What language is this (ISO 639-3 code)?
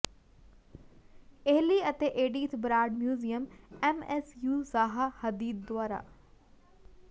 pan